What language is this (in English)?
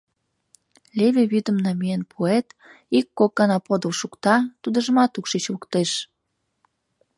Mari